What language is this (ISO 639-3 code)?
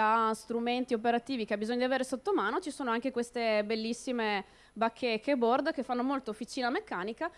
ita